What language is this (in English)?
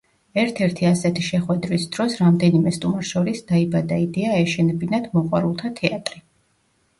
Georgian